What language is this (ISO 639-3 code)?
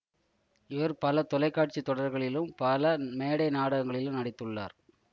tam